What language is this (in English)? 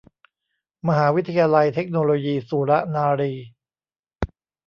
Thai